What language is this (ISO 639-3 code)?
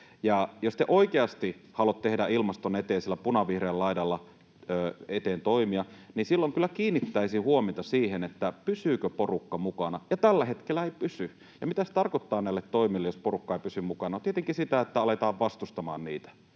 fin